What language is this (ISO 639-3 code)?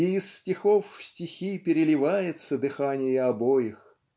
rus